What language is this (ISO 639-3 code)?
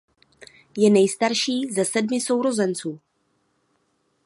ces